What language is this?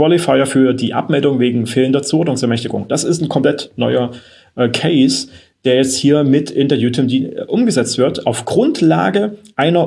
German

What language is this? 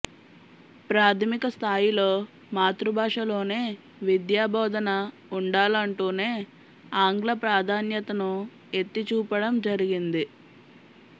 Telugu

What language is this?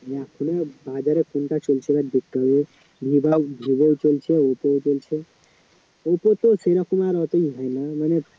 Bangla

